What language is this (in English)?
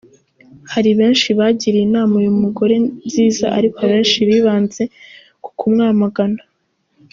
Kinyarwanda